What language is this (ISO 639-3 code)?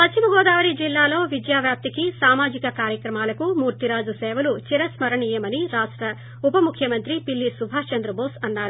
tel